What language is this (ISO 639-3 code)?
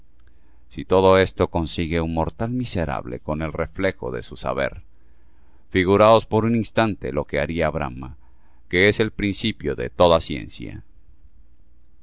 spa